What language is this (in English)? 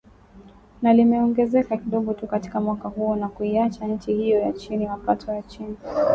Swahili